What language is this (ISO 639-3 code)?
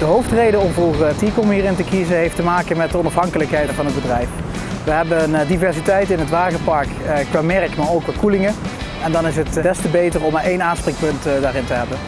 nld